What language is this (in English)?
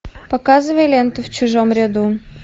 Russian